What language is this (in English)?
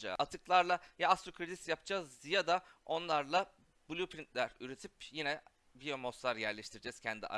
Turkish